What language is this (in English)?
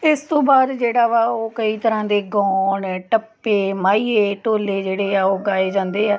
Punjabi